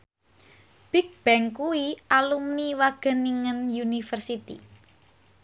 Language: Javanese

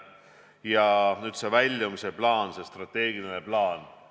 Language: Estonian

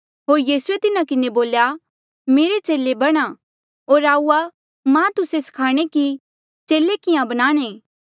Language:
Mandeali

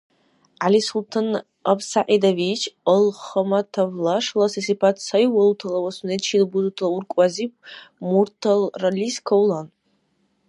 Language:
Dargwa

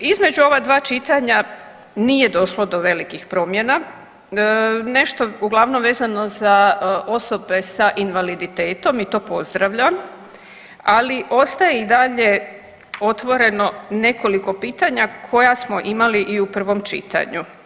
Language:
Croatian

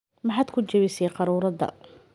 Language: Somali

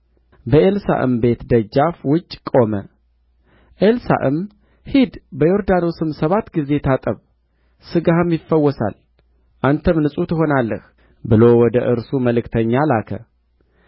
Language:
Amharic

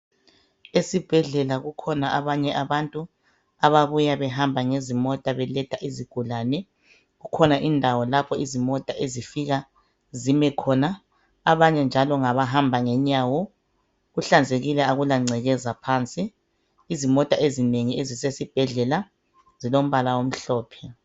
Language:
North Ndebele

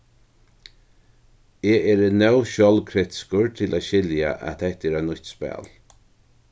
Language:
Faroese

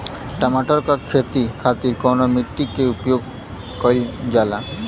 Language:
Bhojpuri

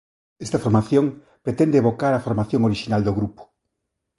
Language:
Galician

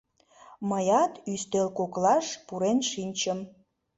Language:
Mari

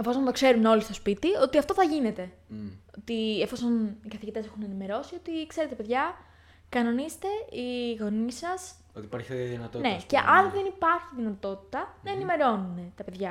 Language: Greek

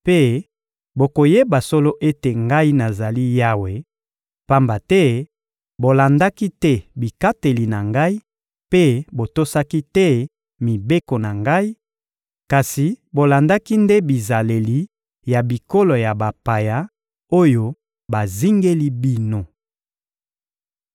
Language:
Lingala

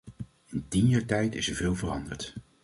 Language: Dutch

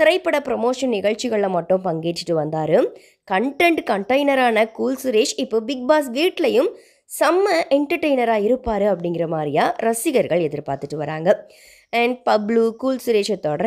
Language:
Thai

